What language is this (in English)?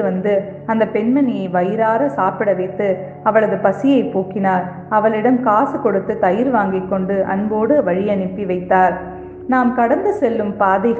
Tamil